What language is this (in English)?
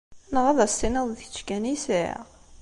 Kabyle